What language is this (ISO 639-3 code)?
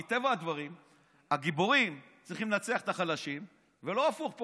heb